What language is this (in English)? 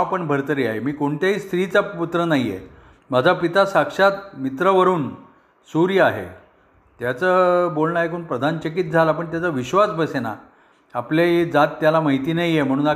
Marathi